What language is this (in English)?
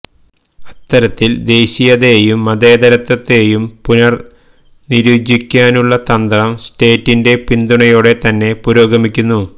Malayalam